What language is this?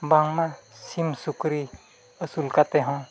Santali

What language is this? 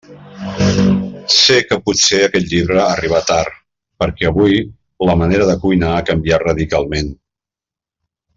Catalan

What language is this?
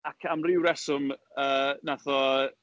Welsh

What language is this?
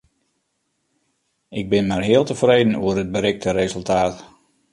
Western Frisian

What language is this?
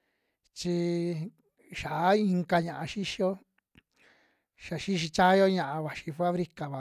Western Juxtlahuaca Mixtec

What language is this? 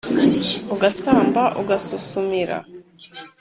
Kinyarwanda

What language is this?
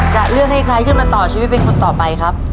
Thai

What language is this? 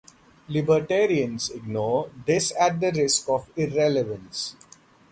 English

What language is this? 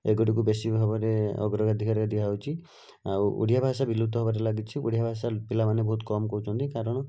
Odia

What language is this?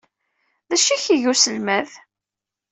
Kabyle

